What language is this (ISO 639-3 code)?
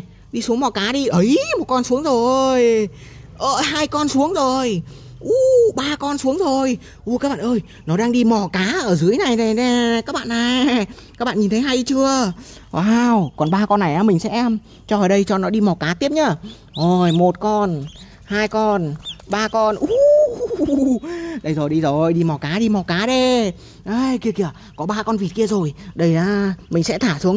vie